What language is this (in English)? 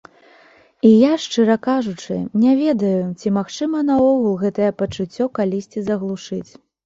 Belarusian